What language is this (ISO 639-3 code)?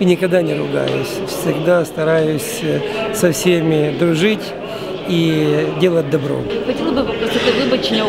rus